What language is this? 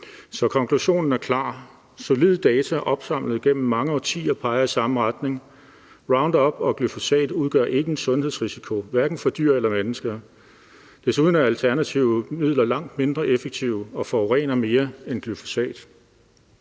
Danish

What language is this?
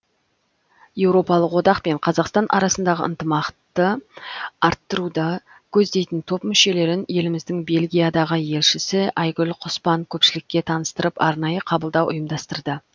Kazakh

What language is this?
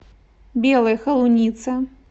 Russian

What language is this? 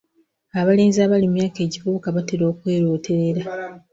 Ganda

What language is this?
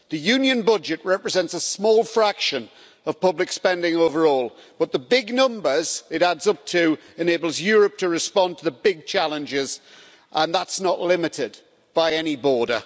English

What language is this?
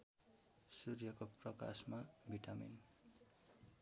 Nepali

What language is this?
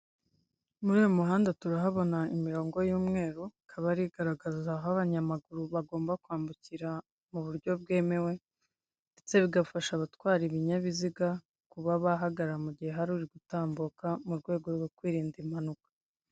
Kinyarwanda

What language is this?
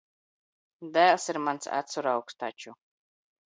Latvian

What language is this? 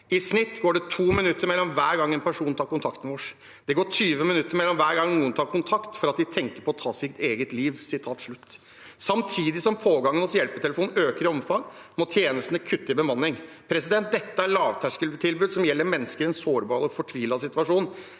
Norwegian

